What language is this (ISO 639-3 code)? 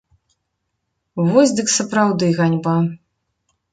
bel